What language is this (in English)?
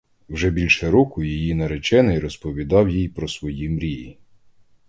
Ukrainian